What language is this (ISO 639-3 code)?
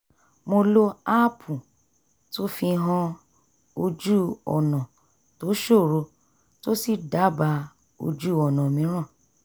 yor